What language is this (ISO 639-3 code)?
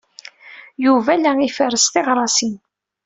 kab